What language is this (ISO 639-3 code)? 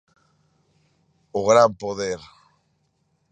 glg